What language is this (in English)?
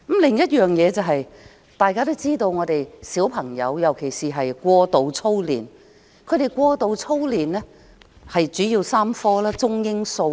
Cantonese